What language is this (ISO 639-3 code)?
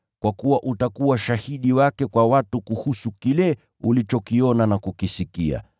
swa